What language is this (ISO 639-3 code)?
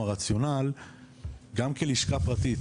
heb